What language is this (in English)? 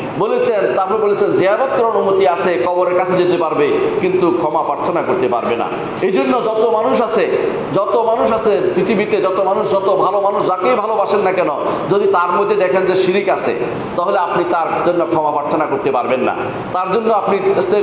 Indonesian